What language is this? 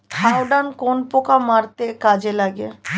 Bangla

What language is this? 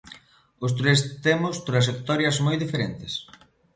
Galician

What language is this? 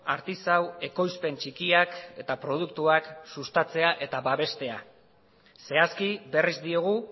Basque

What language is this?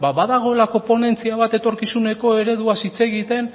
Basque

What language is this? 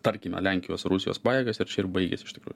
Lithuanian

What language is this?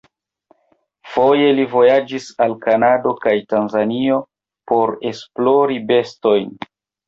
Esperanto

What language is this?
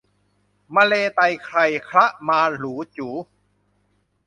Thai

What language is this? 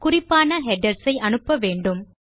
Tamil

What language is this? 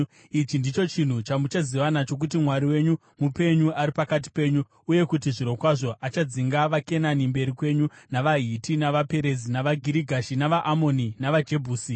Shona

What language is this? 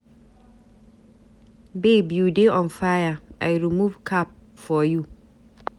Nigerian Pidgin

